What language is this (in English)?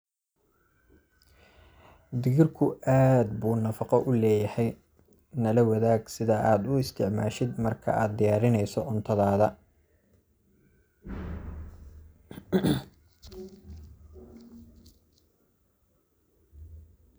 Somali